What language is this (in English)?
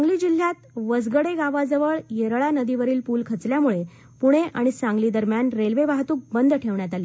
Marathi